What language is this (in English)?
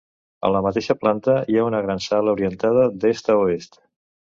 Catalan